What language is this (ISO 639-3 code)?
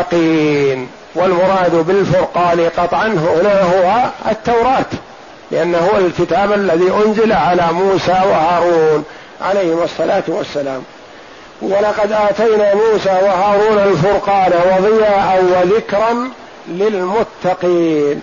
ara